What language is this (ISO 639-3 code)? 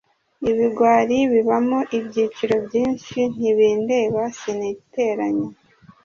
kin